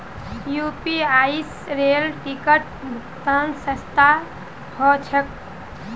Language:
Magahi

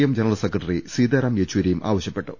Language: Malayalam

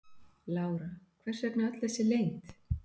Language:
Icelandic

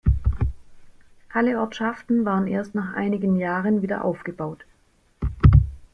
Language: German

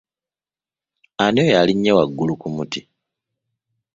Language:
Ganda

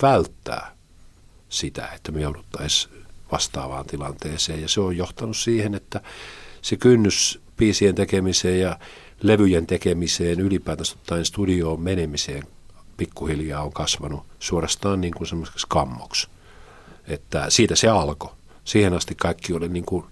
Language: Finnish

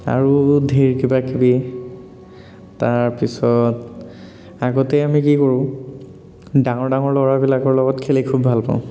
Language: Assamese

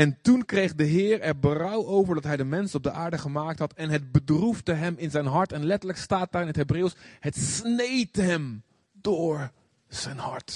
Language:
Dutch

